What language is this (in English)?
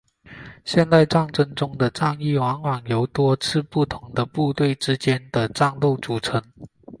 Chinese